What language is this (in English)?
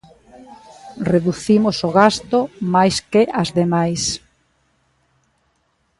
Galician